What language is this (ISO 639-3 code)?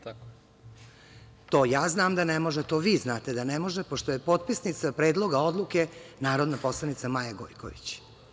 srp